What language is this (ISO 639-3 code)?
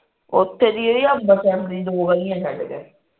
pan